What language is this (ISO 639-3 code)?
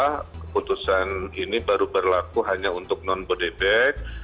ind